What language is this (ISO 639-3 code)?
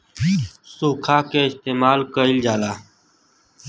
bho